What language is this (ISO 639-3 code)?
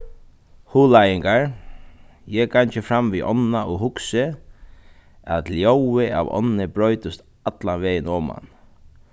fao